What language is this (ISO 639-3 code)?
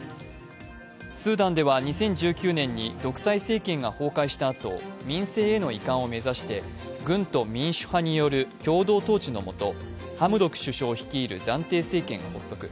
jpn